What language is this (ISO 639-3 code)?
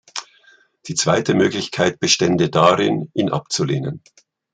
deu